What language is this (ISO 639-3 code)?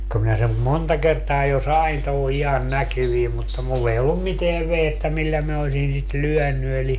fin